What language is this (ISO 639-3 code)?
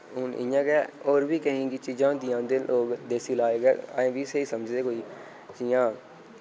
doi